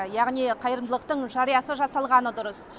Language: Kazakh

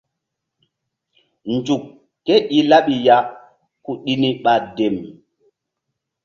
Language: Mbum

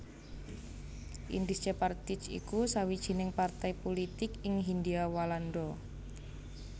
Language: Javanese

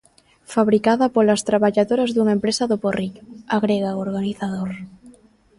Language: Galician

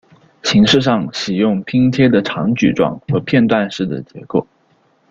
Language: Chinese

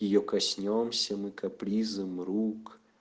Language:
Russian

